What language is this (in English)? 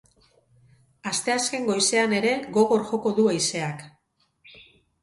Basque